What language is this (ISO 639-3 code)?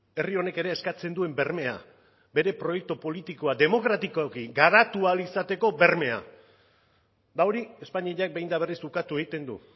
eus